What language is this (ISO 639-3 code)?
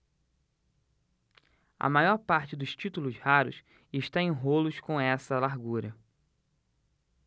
por